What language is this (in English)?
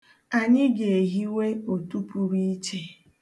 Igbo